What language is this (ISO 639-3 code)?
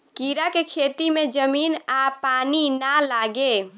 bho